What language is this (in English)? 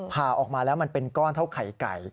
Thai